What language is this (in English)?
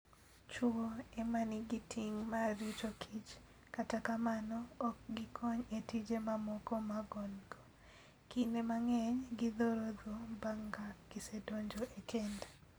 Luo (Kenya and Tanzania)